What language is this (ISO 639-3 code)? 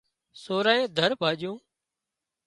kxp